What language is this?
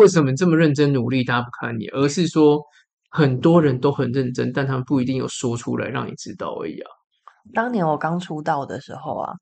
Chinese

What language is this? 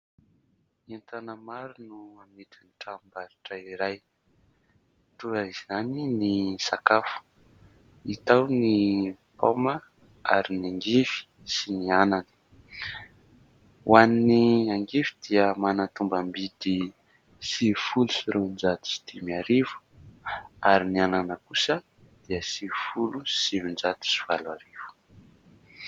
Malagasy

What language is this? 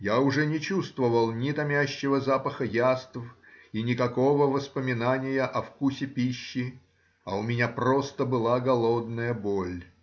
Russian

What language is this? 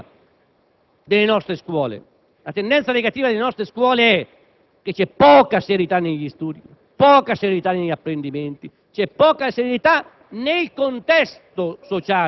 Italian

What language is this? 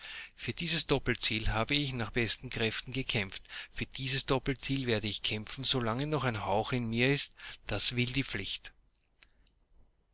German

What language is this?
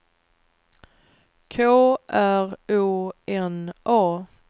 Swedish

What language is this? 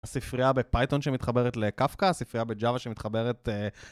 Hebrew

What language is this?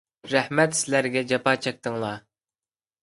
Uyghur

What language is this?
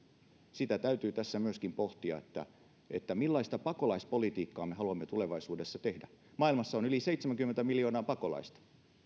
Finnish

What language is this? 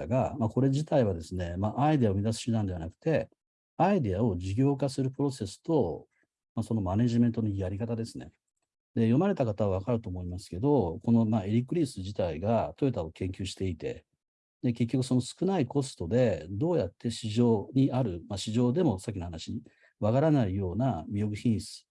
Japanese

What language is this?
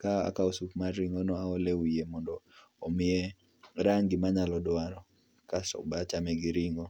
Luo (Kenya and Tanzania)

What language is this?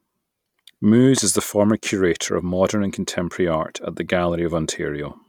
English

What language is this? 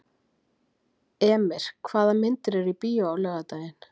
Icelandic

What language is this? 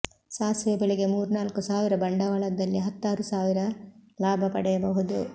Kannada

